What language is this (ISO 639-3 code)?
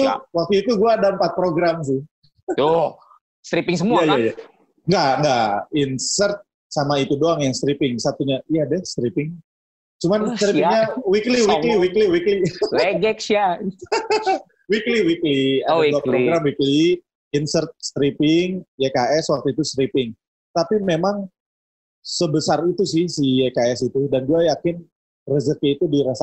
ind